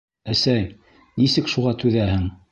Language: Bashkir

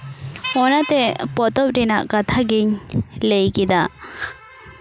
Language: Santali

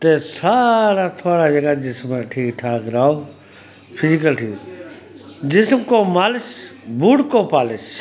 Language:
Dogri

